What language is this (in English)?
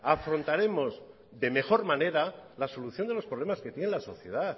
Spanish